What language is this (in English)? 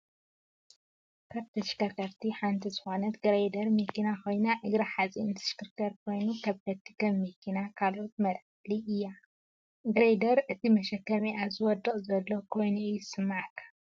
Tigrinya